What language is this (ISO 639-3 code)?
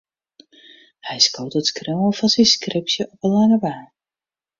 fry